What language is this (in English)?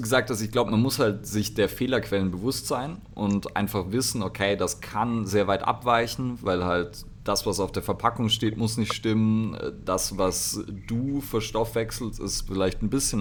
German